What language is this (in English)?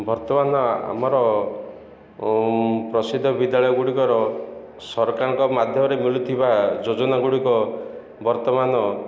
Odia